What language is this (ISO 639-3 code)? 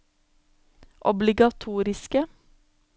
nor